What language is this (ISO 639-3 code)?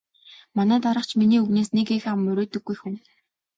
mon